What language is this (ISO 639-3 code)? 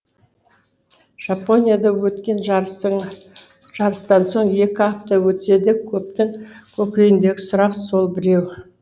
kaz